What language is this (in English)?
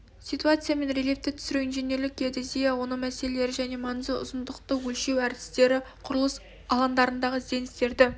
Kazakh